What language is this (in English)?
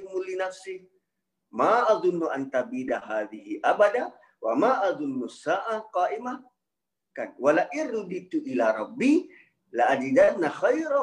Malay